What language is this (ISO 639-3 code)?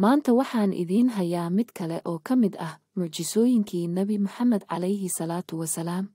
ara